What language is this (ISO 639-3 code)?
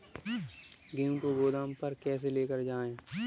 hin